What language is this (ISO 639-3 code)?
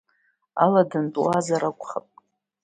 abk